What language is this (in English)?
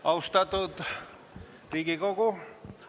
Estonian